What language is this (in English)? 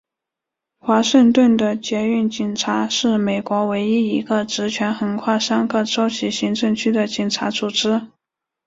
Chinese